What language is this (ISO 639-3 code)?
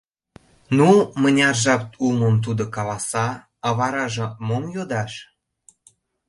chm